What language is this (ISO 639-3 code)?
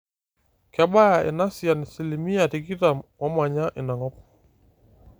mas